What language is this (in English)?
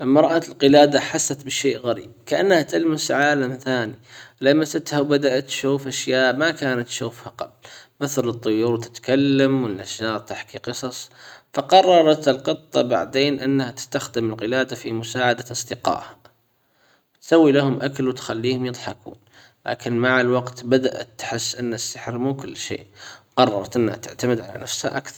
Hijazi Arabic